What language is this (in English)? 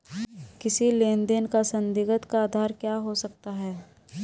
Hindi